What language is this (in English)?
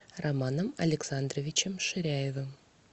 Russian